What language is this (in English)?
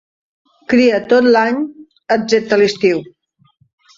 Catalan